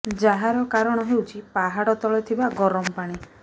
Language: Odia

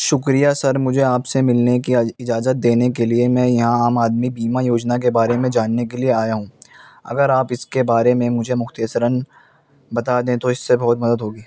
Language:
Urdu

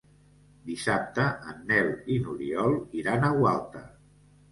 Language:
Catalan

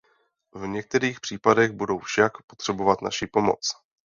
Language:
Czech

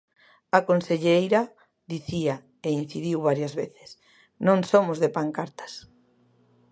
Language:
Galician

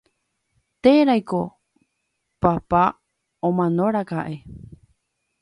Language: Guarani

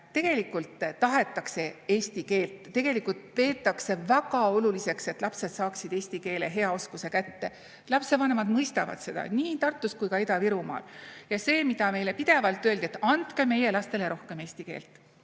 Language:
Estonian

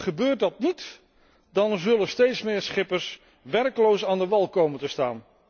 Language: Dutch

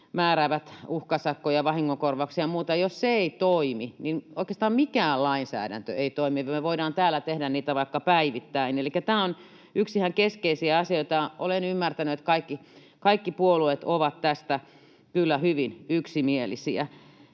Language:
Finnish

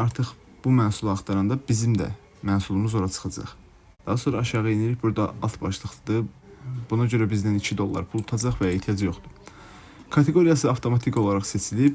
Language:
Turkish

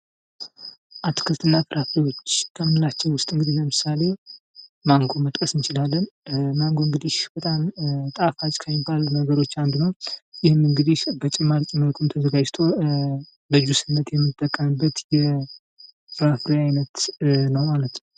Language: Amharic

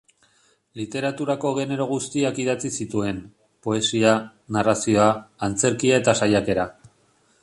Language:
Basque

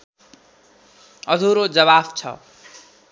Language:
Nepali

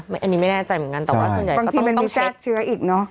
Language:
Thai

